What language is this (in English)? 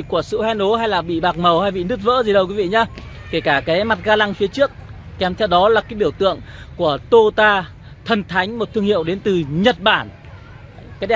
Vietnamese